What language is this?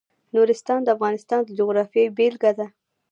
Pashto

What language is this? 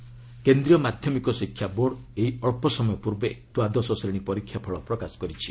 Odia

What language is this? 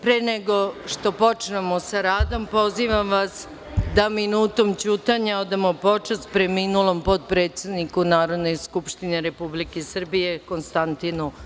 Serbian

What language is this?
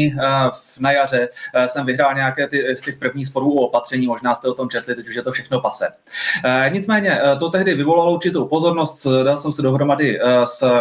Czech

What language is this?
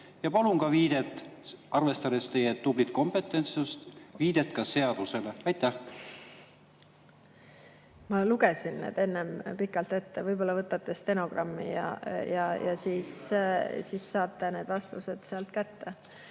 Estonian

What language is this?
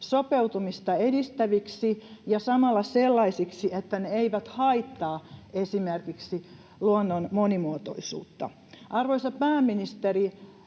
Finnish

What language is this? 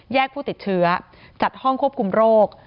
Thai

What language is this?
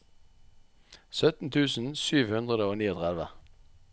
Norwegian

